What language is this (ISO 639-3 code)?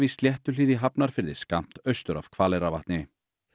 isl